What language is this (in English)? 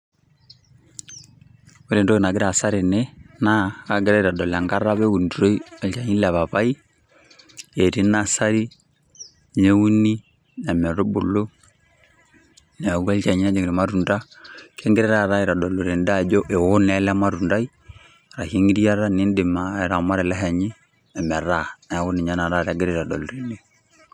Masai